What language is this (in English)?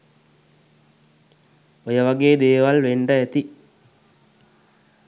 Sinhala